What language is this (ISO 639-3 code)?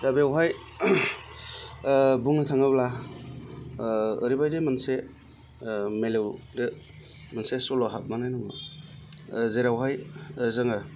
brx